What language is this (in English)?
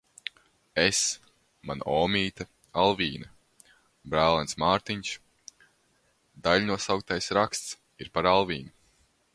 Latvian